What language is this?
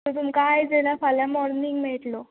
Konkani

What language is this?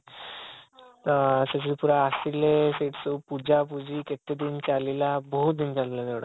Odia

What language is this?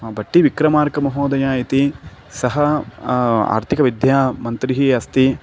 Sanskrit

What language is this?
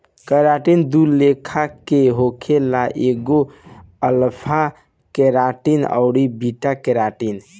Bhojpuri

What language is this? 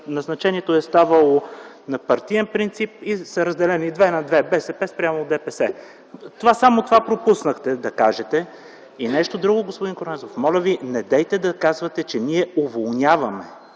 Bulgarian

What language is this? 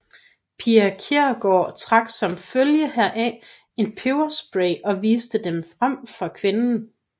Danish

